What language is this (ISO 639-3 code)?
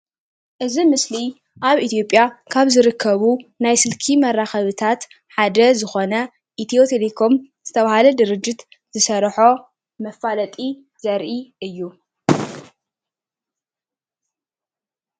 tir